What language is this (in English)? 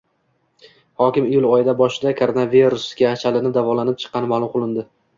Uzbek